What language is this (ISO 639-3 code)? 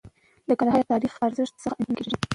pus